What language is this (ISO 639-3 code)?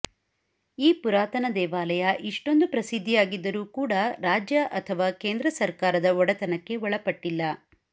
kan